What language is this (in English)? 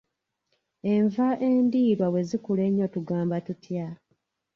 Ganda